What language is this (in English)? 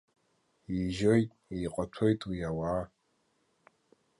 Abkhazian